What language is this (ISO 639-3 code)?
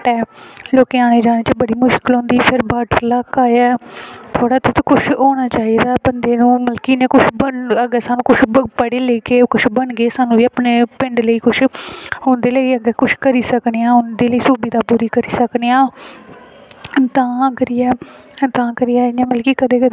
doi